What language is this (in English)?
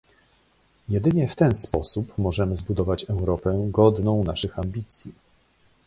Polish